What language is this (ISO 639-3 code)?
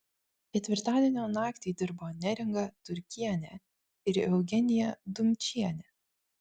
lit